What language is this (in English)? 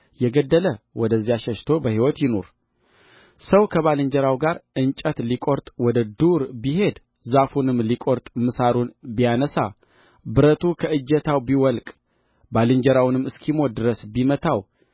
Amharic